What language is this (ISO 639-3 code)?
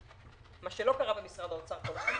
heb